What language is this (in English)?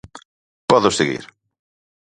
Galician